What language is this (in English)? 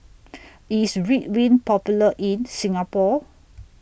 English